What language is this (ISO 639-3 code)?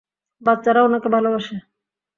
ben